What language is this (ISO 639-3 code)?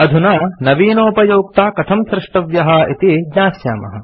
san